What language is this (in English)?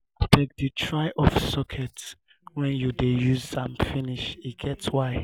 Nigerian Pidgin